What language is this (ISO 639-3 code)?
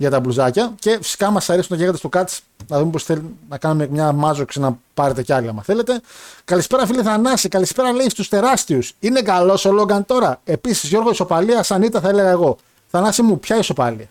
ell